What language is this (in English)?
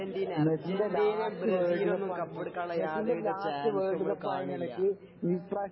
Malayalam